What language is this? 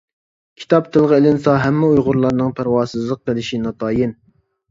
Uyghur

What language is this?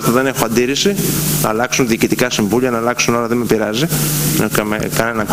Greek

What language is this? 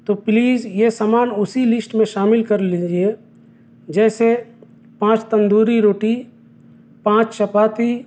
Urdu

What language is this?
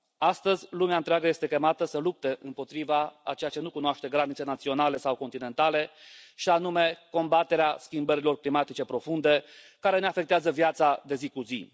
Romanian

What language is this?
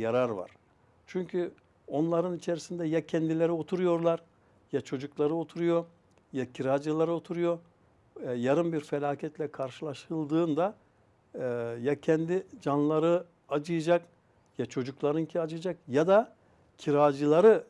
Turkish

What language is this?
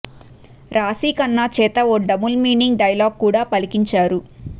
Telugu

